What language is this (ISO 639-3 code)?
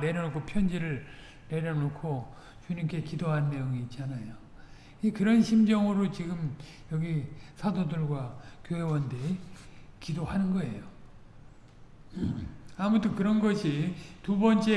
kor